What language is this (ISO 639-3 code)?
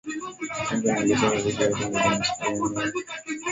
swa